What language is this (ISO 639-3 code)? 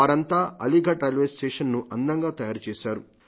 tel